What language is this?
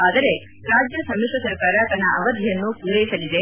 Kannada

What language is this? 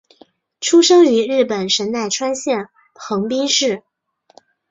Chinese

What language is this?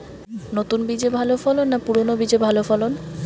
Bangla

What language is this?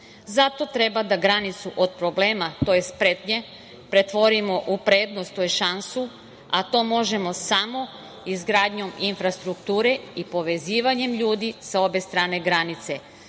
Serbian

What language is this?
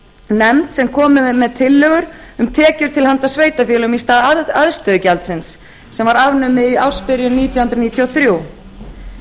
Icelandic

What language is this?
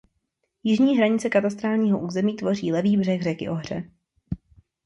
Czech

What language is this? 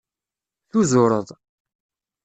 Kabyle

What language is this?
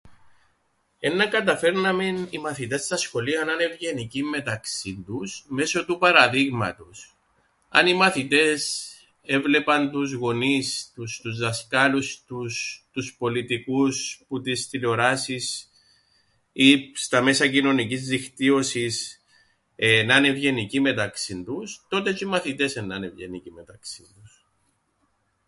Greek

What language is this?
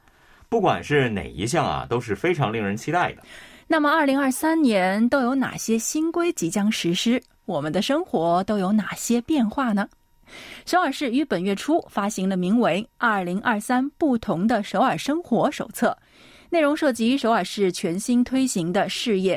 Chinese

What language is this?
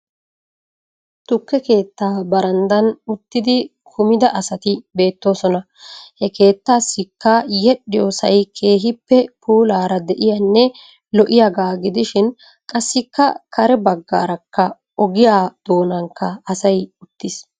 Wolaytta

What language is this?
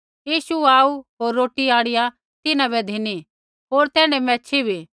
Kullu Pahari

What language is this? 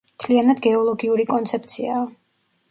Georgian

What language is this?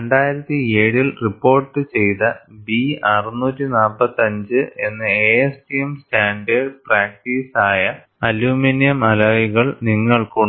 Malayalam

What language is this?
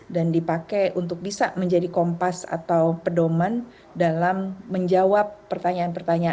Indonesian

